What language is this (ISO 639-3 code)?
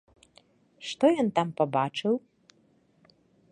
bel